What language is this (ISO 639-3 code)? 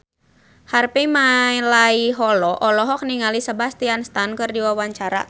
sun